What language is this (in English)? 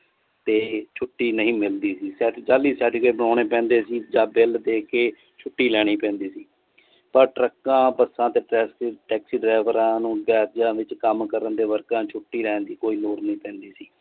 Punjabi